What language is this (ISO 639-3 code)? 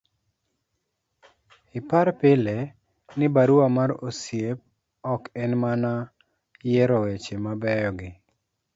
luo